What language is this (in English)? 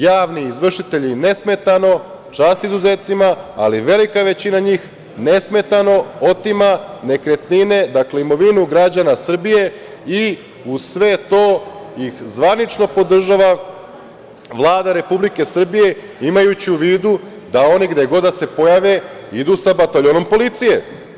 Serbian